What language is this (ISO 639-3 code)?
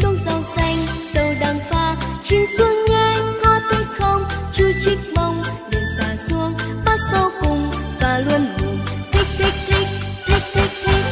vie